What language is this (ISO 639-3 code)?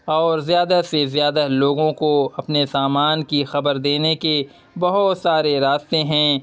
urd